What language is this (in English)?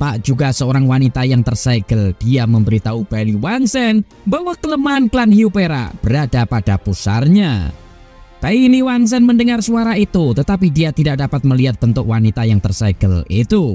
Indonesian